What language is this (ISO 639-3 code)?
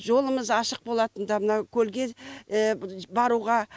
kaz